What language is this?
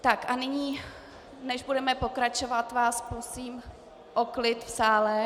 Czech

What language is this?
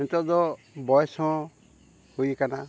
Santali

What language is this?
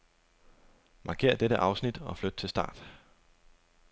Danish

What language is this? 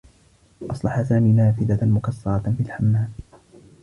Arabic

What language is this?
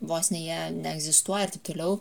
Lithuanian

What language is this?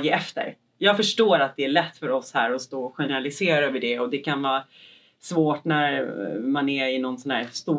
Swedish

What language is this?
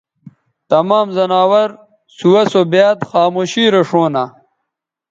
Bateri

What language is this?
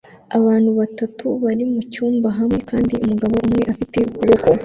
Kinyarwanda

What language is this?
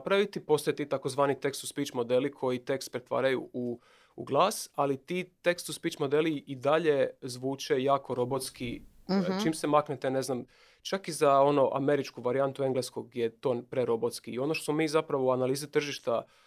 Croatian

